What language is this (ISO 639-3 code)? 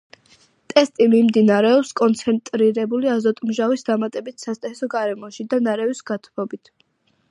kat